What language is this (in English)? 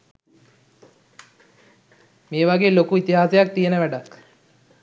Sinhala